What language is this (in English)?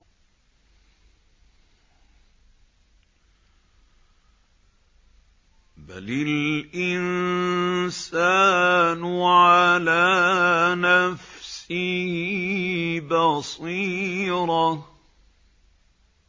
Arabic